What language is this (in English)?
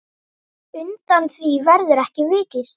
Icelandic